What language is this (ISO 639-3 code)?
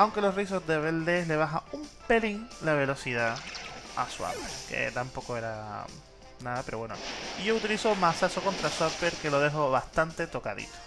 spa